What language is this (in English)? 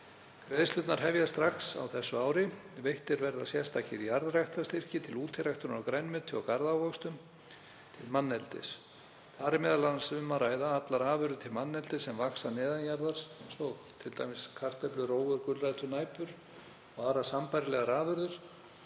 Icelandic